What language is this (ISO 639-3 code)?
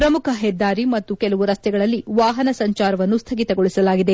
kan